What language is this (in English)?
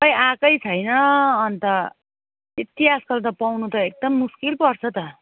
Nepali